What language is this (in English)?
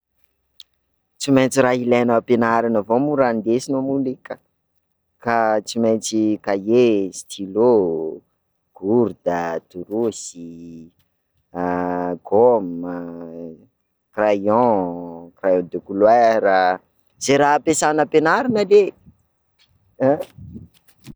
Sakalava Malagasy